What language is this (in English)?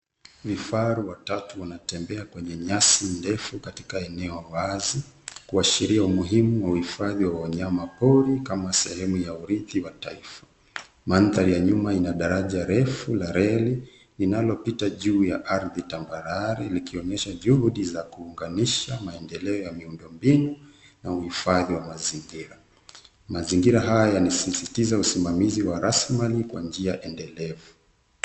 Swahili